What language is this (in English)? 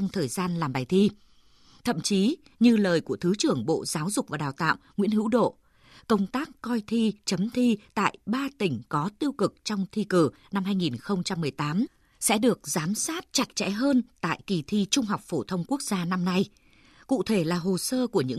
Vietnamese